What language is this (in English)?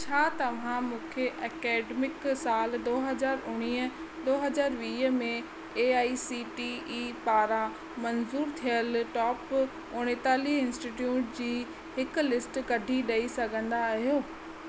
Sindhi